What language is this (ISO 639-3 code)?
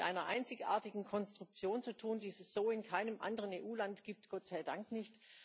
deu